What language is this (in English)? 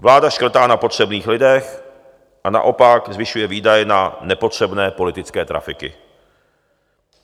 Czech